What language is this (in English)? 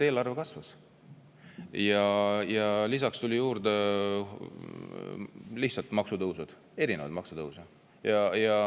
Estonian